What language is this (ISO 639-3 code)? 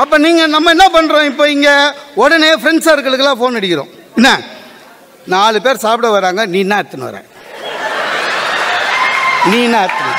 tam